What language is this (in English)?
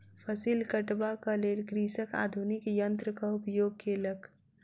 Maithili